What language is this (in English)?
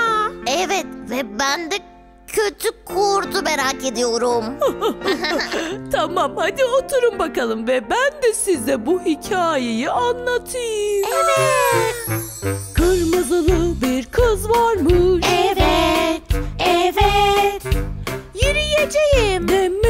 Turkish